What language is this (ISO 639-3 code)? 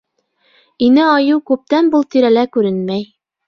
bak